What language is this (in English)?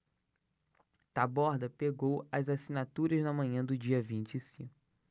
Portuguese